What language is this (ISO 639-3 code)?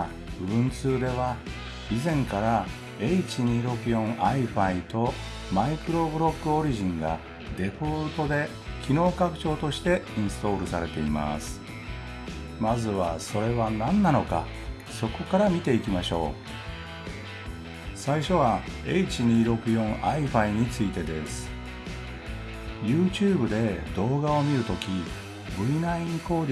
jpn